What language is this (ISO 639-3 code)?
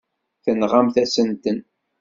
kab